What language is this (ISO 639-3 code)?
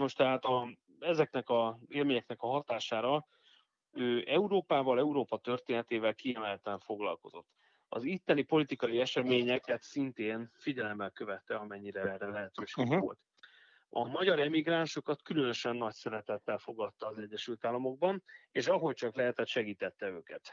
hun